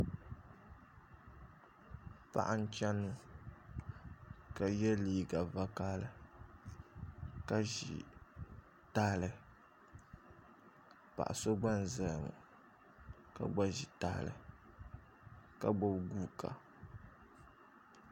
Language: Dagbani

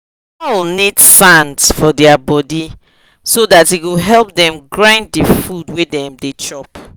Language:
Nigerian Pidgin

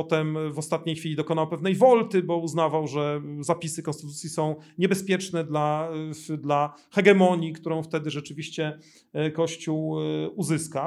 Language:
Polish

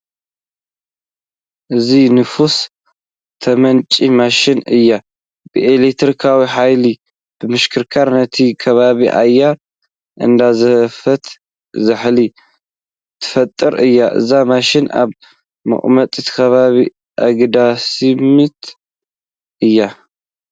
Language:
Tigrinya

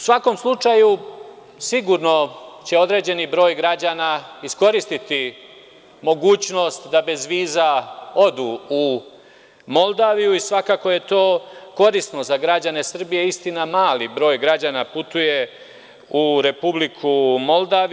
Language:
Serbian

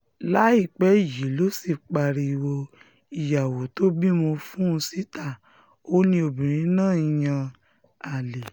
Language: Yoruba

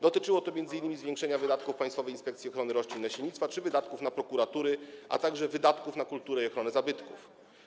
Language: Polish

